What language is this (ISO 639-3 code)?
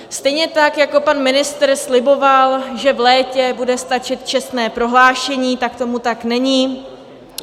ces